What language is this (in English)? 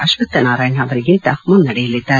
Kannada